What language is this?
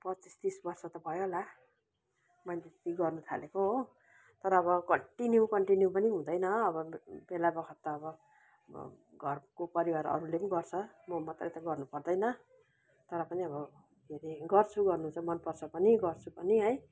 Nepali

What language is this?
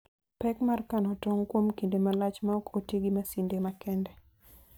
Luo (Kenya and Tanzania)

